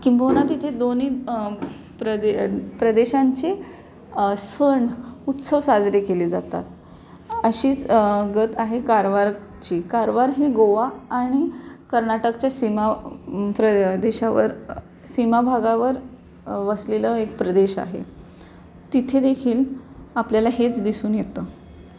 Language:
Marathi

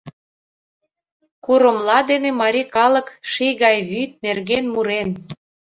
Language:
Mari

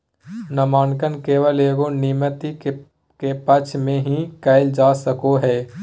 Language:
Magahi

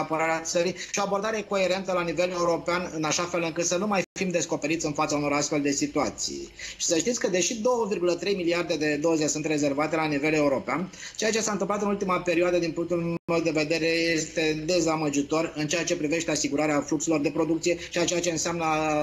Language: Romanian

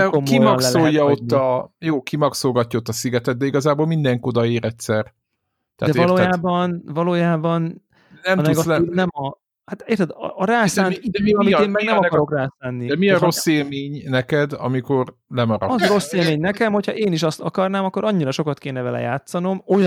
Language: Hungarian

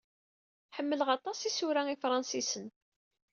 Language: Kabyle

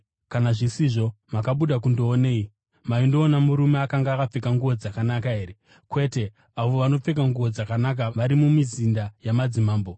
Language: Shona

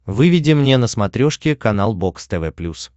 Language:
Russian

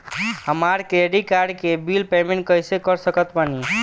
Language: Bhojpuri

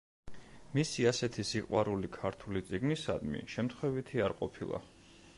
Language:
Georgian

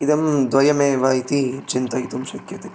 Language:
Sanskrit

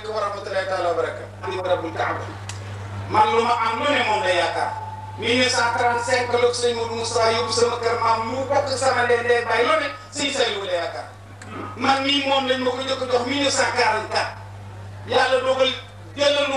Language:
Arabic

